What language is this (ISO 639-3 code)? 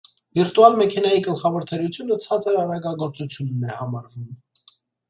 hye